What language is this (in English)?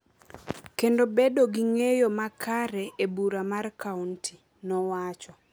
Luo (Kenya and Tanzania)